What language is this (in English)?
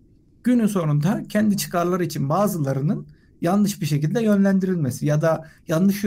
Turkish